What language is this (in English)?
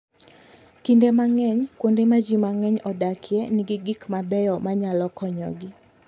Luo (Kenya and Tanzania)